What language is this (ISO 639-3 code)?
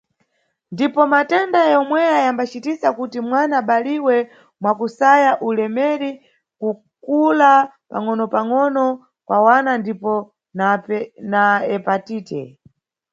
nyu